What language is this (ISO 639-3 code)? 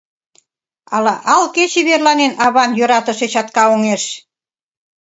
chm